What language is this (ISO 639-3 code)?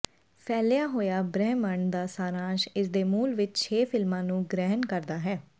pan